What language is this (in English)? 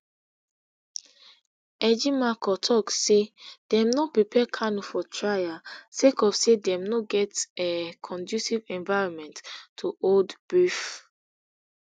Nigerian Pidgin